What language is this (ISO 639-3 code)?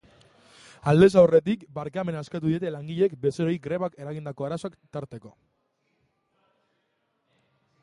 eus